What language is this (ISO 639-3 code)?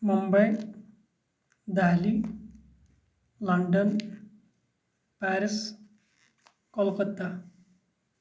kas